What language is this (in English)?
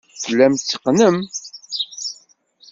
Kabyle